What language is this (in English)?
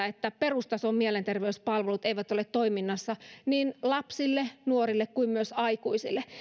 Finnish